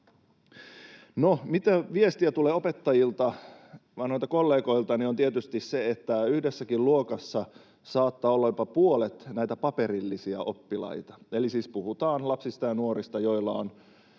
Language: Finnish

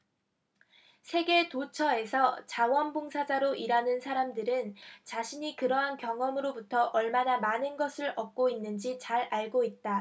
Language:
Korean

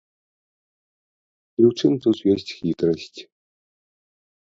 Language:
Belarusian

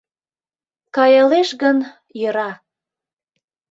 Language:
Mari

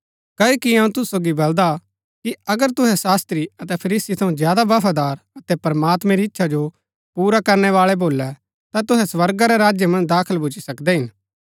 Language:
Gaddi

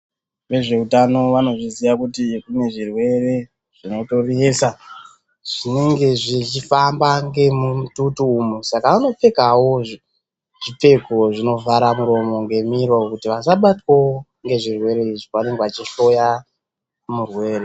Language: Ndau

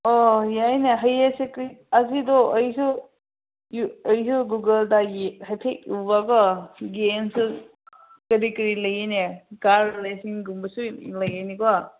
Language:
Manipuri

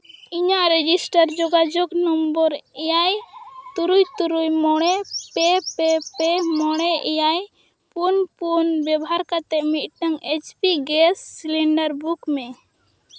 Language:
Santali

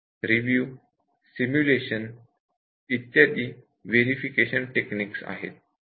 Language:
Marathi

